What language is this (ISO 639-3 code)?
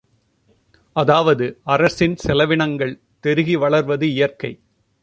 tam